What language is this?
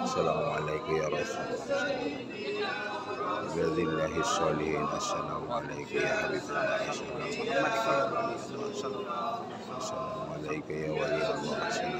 Arabic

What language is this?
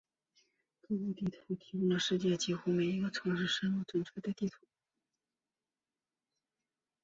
Chinese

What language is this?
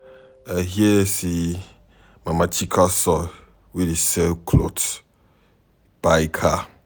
Nigerian Pidgin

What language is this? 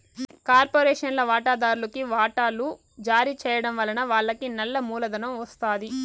Telugu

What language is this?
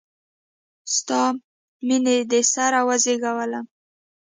Pashto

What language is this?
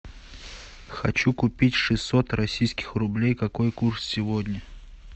Russian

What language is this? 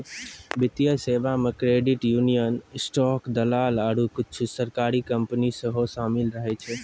Maithili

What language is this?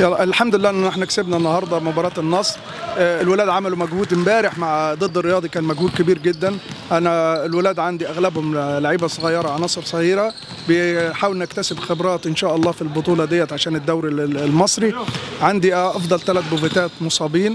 Arabic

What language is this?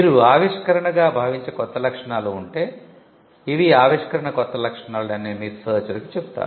Telugu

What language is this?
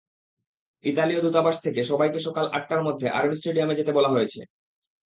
Bangla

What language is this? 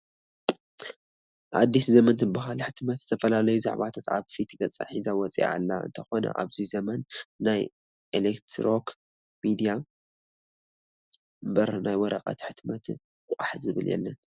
Tigrinya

